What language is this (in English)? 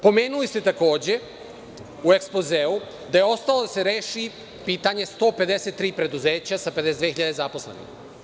Serbian